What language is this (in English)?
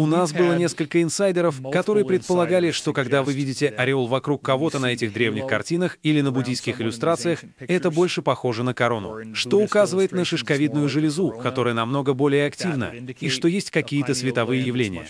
Russian